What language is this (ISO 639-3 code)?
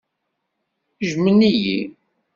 kab